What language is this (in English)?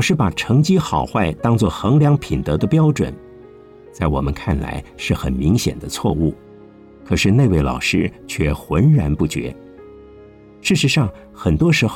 Chinese